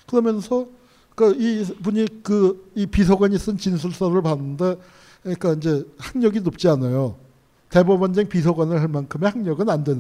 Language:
Korean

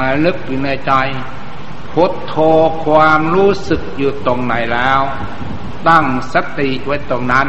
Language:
Thai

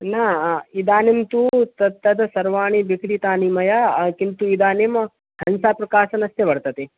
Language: Sanskrit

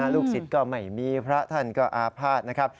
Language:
Thai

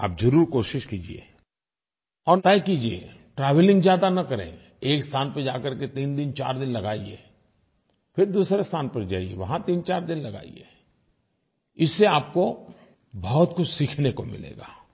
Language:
Hindi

